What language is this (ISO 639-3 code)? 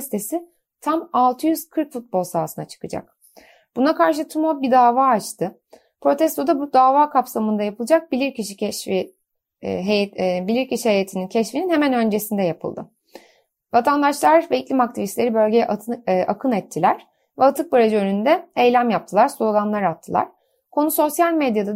tur